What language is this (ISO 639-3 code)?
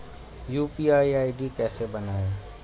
hin